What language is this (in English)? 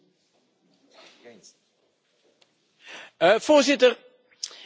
Dutch